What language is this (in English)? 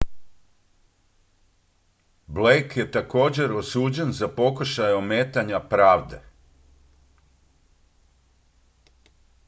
Croatian